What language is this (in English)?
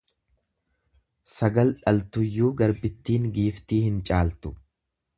Oromo